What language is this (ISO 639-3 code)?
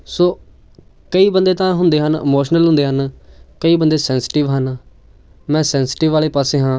pan